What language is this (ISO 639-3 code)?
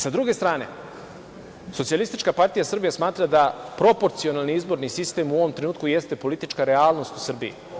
srp